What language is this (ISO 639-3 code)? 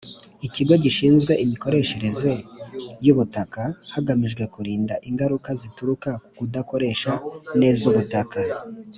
kin